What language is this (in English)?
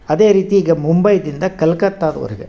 Kannada